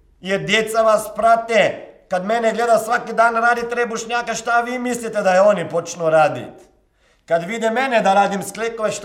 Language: Croatian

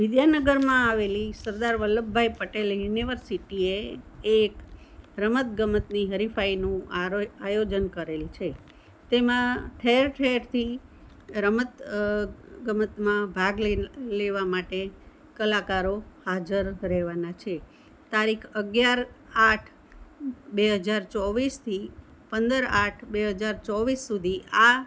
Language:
Gujarati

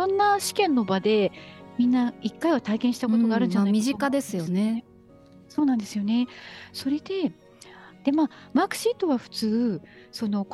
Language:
Japanese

